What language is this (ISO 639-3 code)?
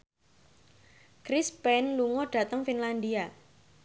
jav